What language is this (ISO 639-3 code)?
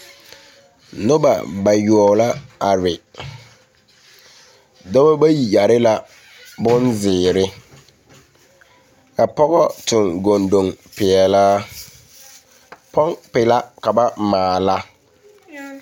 dga